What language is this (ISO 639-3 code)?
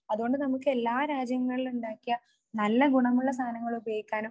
mal